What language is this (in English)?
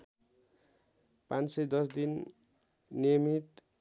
Nepali